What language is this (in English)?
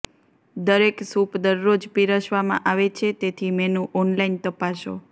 Gujarati